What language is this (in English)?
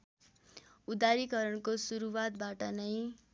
Nepali